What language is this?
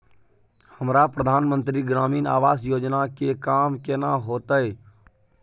Maithili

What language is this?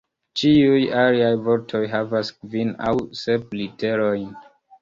Esperanto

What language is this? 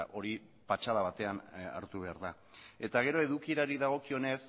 Basque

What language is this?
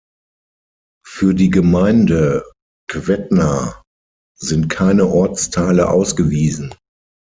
German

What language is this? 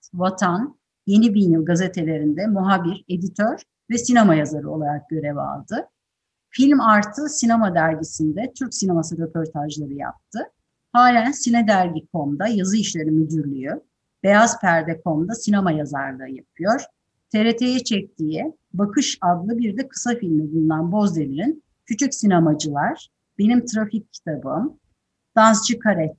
Turkish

